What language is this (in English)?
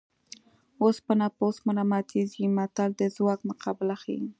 Pashto